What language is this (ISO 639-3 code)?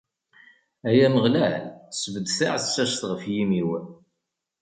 kab